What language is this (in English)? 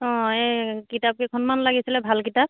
Assamese